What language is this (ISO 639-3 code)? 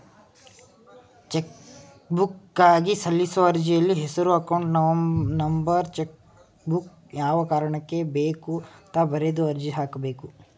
kan